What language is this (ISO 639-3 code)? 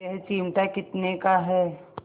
hin